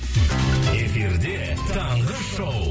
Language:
Kazakh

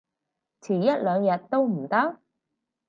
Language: Cantonese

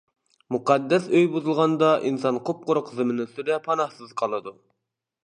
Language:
Uyghur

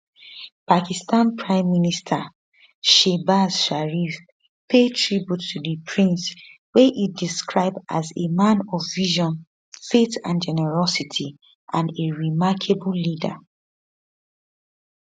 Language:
Nigerian Pidgin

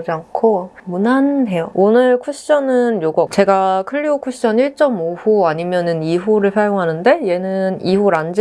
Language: Korean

